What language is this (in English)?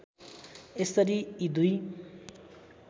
Nepali